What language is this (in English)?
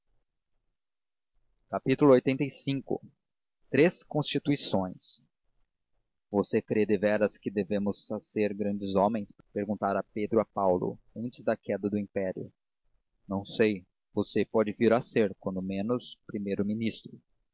Portuguese